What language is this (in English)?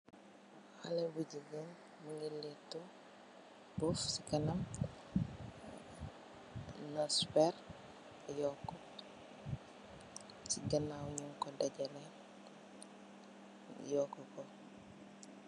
Wolof